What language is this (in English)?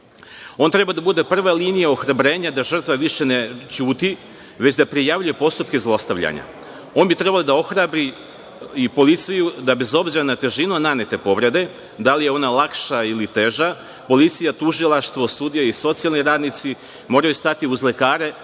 Serbian